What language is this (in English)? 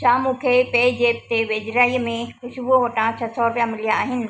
Sindhi